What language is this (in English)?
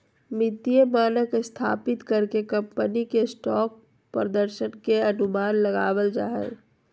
Magahi